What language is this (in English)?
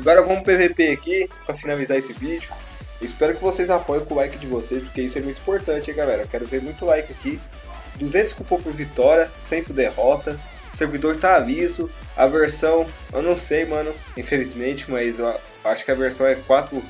Portuguese